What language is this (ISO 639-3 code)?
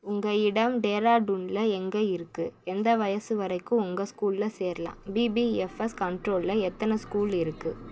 tam